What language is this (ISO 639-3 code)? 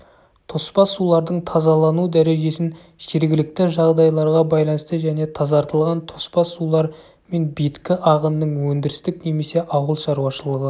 kaz